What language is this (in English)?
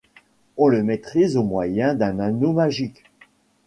French